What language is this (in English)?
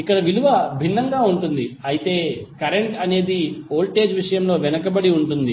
Telugu